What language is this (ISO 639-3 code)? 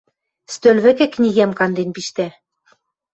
mrj